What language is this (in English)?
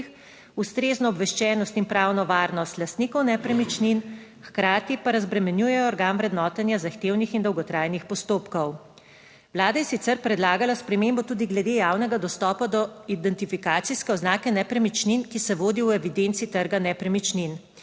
Slovenian